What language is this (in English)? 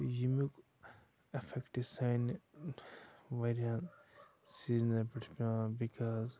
Kashmiri